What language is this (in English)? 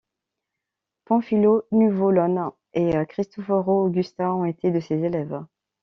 French